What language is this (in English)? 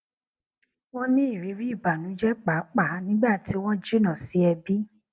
Yoruba